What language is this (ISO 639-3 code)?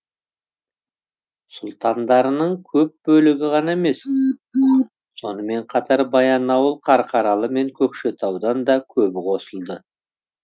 kaz